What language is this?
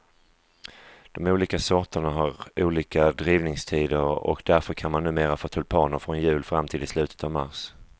Swedish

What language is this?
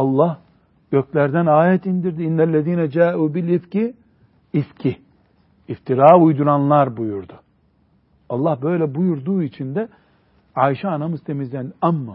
Turkish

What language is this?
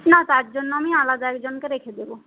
Bangla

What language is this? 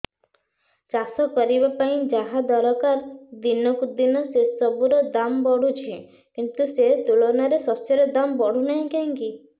Odia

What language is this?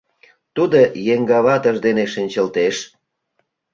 Mari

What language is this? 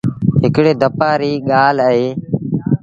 Sindhi Bhil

